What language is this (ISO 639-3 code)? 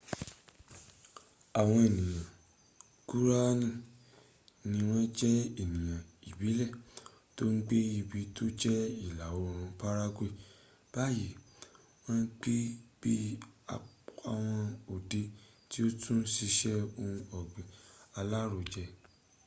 yor